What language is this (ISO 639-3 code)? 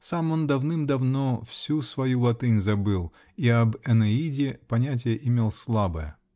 rus